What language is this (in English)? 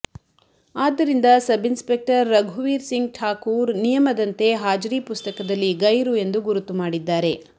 Kannada